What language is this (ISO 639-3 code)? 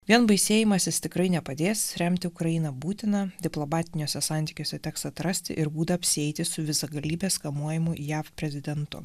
lit